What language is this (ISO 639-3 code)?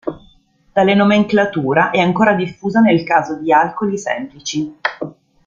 ita